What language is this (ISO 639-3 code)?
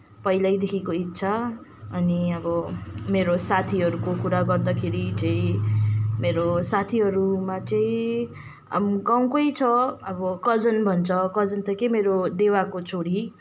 nep